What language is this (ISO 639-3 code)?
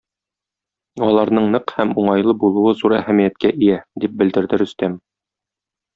tat